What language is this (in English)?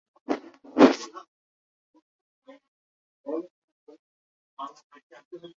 Bangla